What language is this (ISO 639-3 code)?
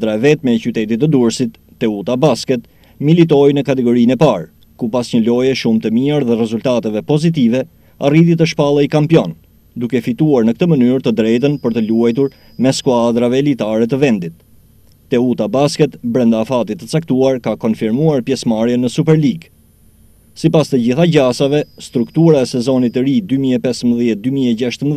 ukr